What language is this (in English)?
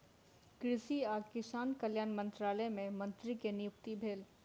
Maithili